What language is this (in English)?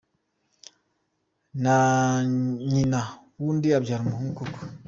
Kinyarwanda